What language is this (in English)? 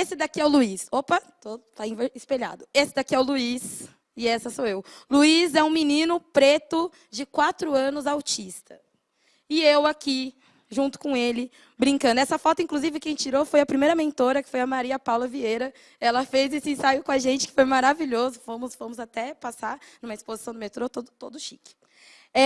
Portuguese